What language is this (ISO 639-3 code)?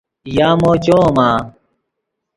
ydg